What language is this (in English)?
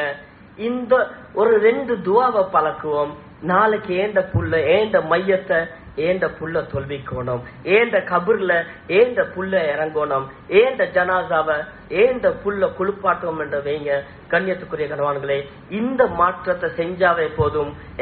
Arabic